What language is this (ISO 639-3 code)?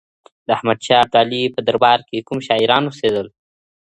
pus